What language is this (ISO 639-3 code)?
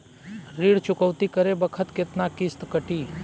bho